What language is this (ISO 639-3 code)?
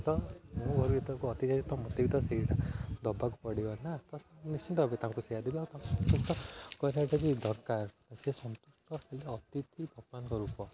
ori